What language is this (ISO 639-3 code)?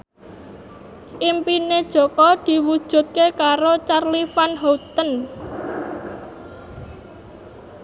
jav